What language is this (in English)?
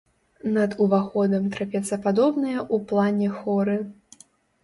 Belarusian